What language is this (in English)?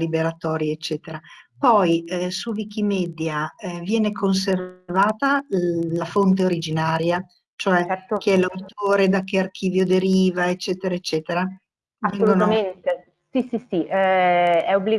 Italian